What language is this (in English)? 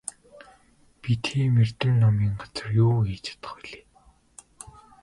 Mongolian